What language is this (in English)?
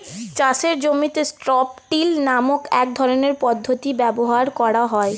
Bangla